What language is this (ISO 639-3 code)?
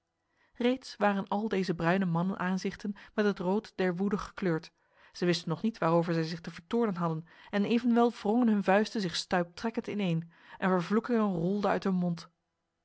nld